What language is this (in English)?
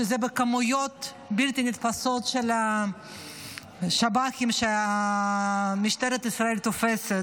Hebrew